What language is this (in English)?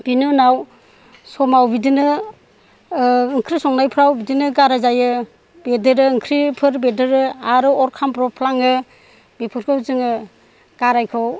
Bodo